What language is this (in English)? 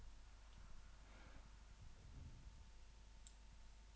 Swedish